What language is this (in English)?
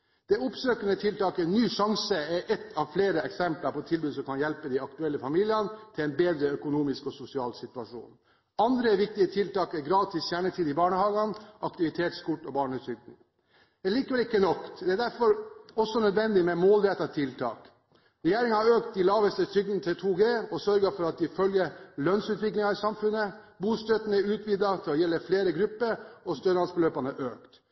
Norwegian Bokmål